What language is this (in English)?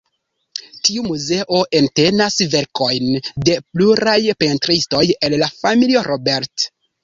Esperanto